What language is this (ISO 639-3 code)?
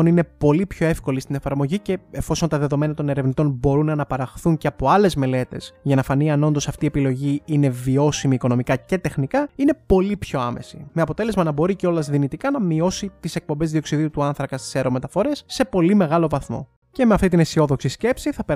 ell